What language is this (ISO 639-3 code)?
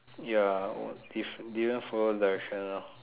eng